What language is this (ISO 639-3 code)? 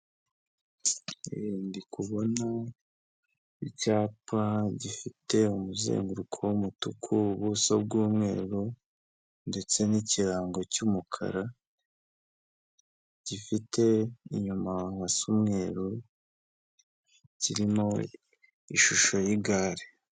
kin